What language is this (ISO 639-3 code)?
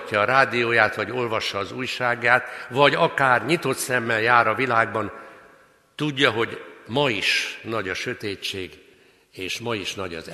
hun